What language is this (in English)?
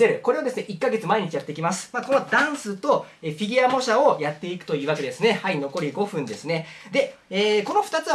Japanese